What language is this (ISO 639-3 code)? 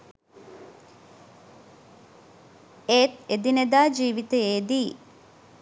sin